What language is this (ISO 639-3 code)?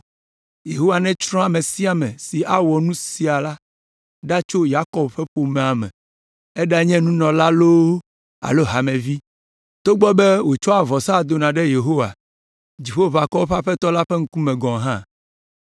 ewe